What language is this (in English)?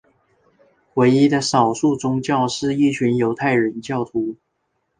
Chinese